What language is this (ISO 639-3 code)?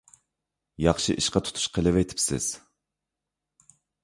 uig